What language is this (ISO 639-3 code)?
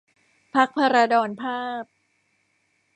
tha